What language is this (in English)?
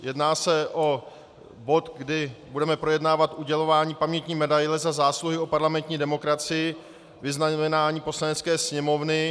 Czech